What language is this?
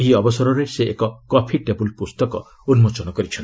Odia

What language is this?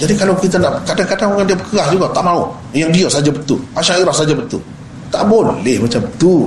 Malay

